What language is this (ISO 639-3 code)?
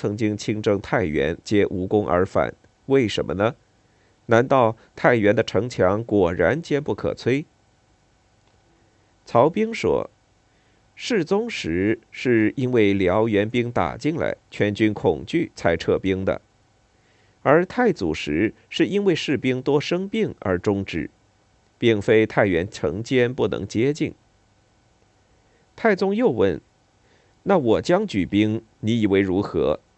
zho